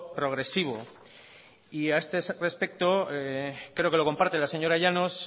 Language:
Spanish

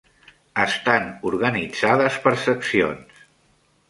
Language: Catalan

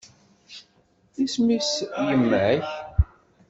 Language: Kabyle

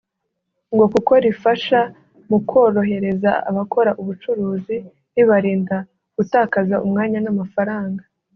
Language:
Kinyarwanda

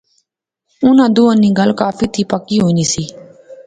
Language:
Pahari-Potwari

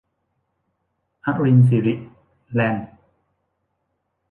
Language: Thai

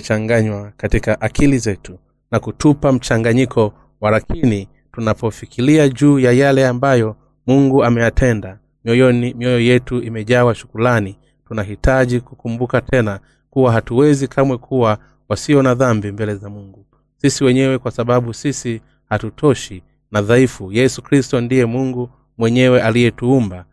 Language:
Swahili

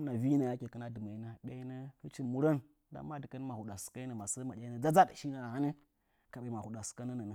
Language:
Nzanyi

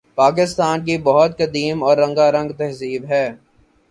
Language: Urdu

